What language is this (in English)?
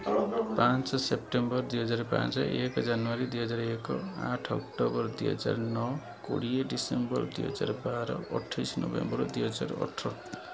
Odia